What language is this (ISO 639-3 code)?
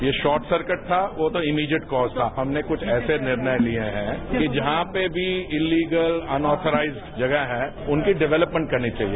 hin